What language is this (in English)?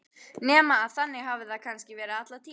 Icelandic